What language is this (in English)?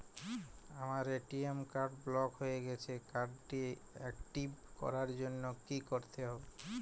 Bangla